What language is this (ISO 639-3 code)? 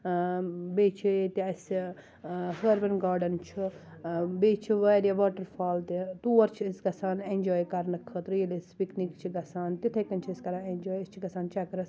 kas